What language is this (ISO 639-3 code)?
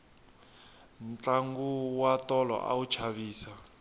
tso